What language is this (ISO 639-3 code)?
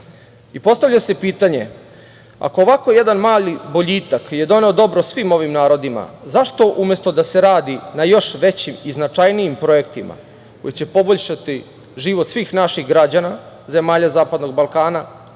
srp